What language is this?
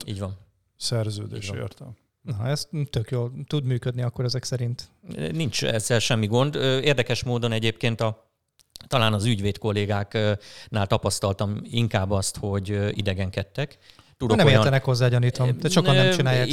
Hungarian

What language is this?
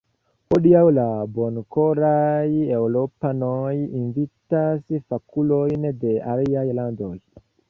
Esperanto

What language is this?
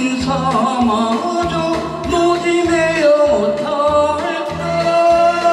Korean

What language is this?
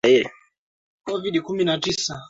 Swahili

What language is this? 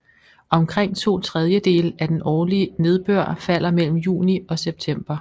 Danish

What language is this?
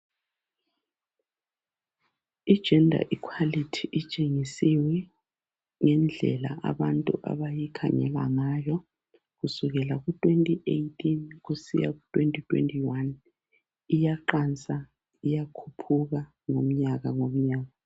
North Ndebele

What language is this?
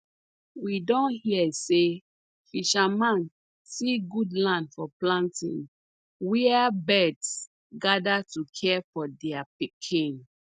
Nigerian Pidgin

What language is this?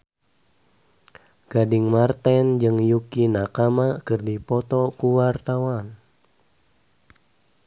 Sundanese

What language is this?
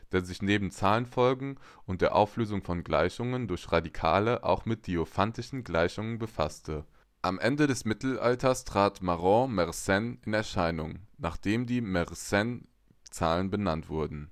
German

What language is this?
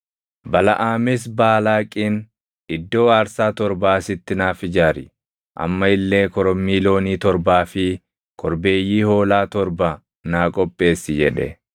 Oromo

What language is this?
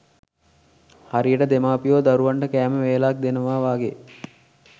Sinhala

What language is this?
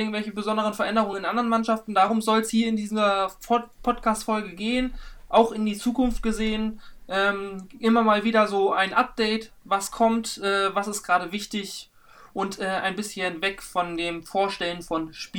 German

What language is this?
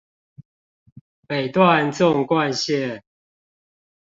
Chinese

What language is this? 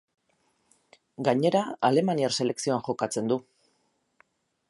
Basque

